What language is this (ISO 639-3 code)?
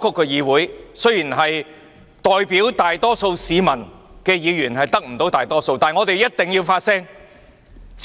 yue